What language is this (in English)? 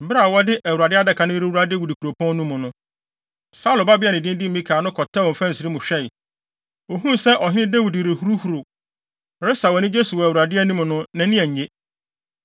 Akan